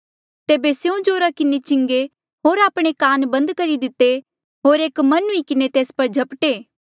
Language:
Mandeali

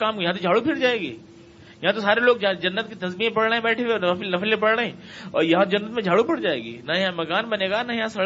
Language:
Urdu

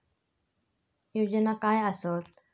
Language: Marathi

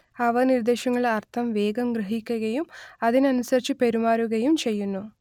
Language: Malayalam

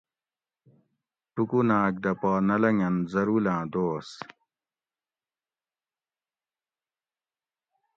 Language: Gawri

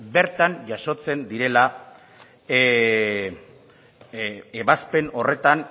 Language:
Basque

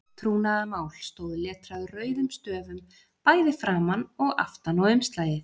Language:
Icelandic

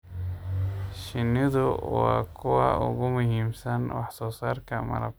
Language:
Somali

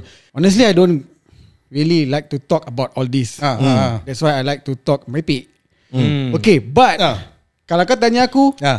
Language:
Malay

